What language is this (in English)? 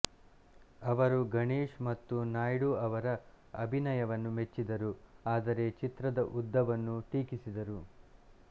Kannada